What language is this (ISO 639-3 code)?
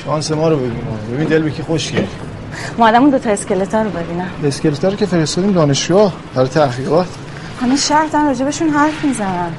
fas